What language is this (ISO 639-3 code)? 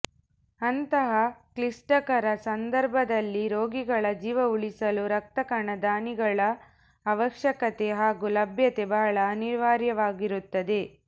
kan